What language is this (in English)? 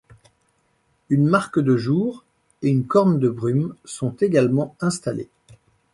French